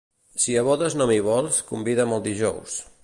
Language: Catalan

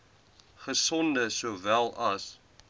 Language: Afrikaans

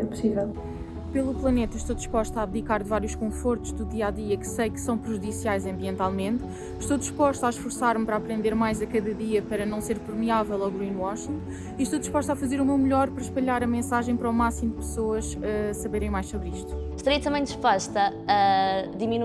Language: Portuguese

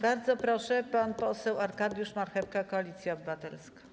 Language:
Polish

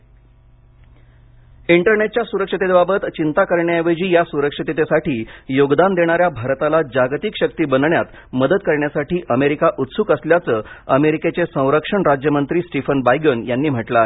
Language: Marathi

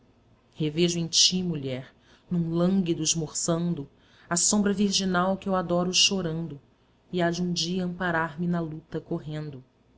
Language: Portuguese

